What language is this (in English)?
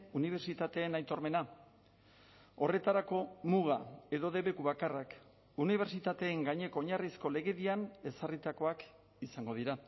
Basque